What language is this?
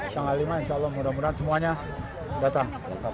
Indonesian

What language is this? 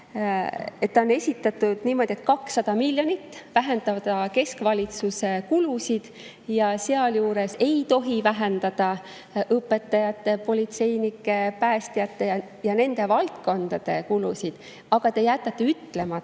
Estonian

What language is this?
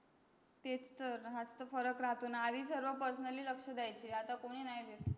Marathi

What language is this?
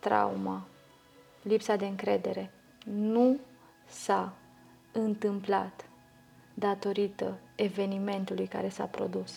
Romanian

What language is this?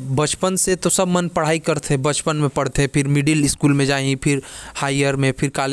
Korwa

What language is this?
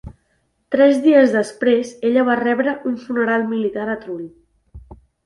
Catalan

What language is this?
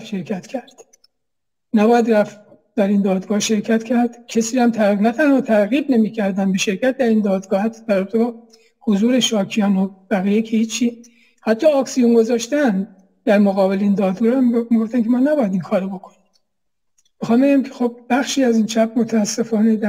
Persian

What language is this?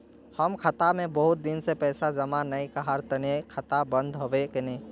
Magahi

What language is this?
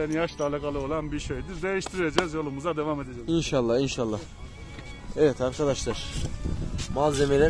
Turkish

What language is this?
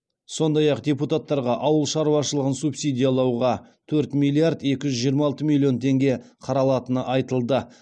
Kazakh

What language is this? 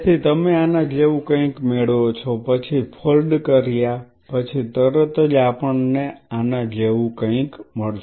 Gujarati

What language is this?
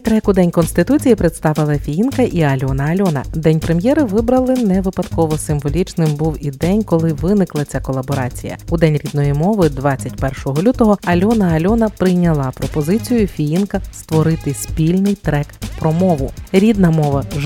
Ukrainian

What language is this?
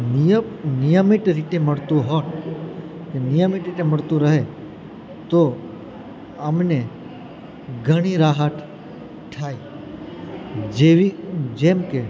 Gujarati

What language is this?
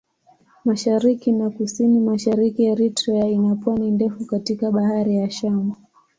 Swahili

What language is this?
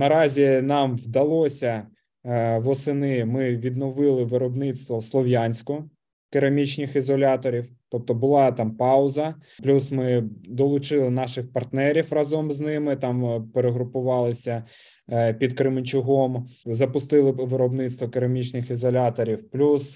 Ukrainian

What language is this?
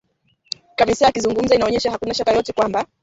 Swahili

